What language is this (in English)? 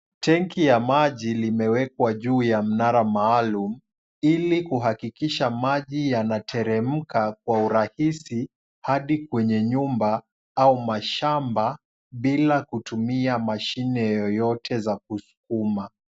Swahili